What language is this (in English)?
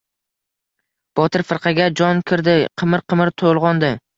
Uzbek